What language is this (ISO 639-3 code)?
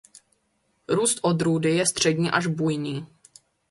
ces